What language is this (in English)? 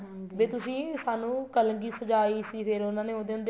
Punjabi